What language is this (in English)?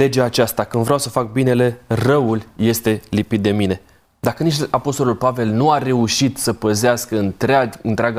Romanian